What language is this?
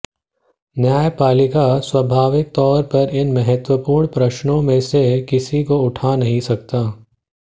Hindi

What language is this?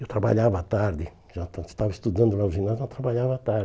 Portuguese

